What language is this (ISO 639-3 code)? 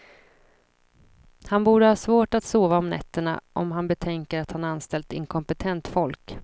swe